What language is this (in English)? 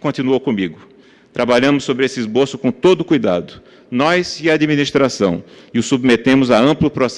Portuguese